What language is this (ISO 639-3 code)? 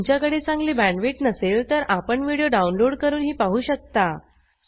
mar